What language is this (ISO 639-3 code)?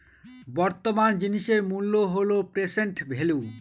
ben